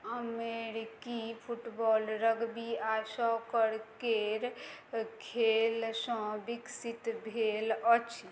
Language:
Maithili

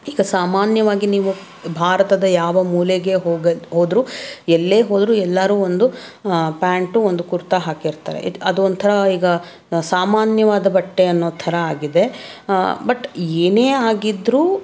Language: Kannada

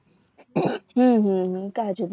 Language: Gujarati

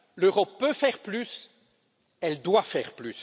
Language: French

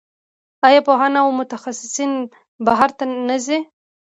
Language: Pashto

